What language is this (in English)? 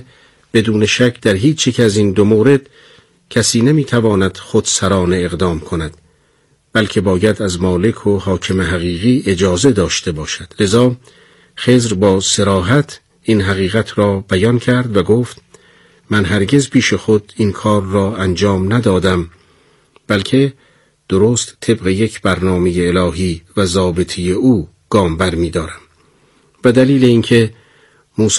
Persian